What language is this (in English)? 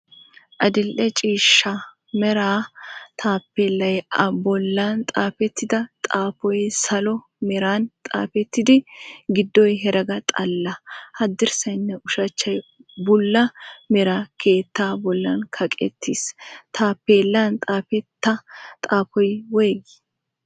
Wolaytta